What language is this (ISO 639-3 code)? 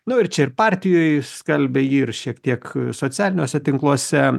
lit